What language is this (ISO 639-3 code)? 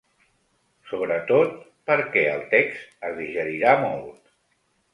cat